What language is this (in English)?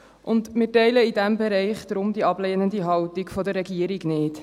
Swiss German